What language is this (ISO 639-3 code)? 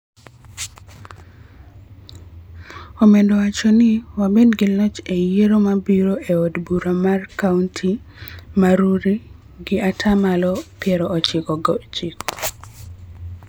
luo